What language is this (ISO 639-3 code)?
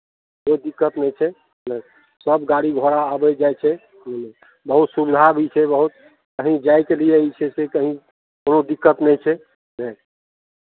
mai